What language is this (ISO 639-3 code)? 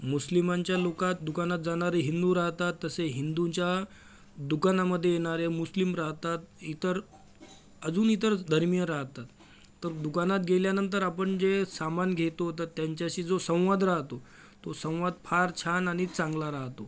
mar